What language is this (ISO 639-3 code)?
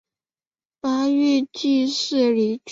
zho